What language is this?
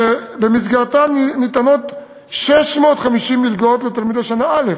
Hebrew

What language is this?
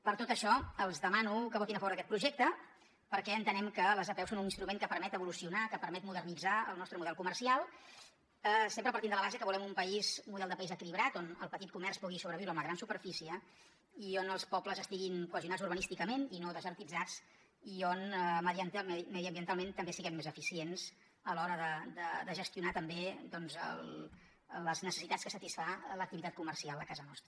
Catalan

